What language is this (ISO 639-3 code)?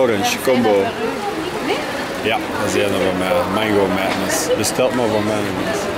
nld